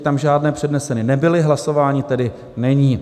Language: Czech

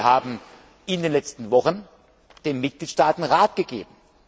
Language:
German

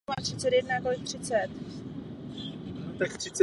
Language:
Czech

